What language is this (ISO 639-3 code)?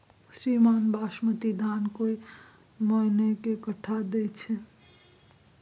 mai